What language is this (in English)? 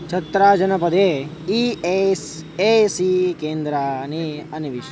Sanskrit